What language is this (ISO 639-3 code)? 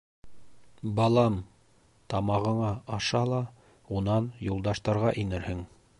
bak